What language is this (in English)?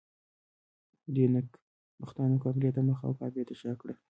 Pashto